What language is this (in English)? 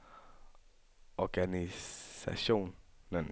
Danish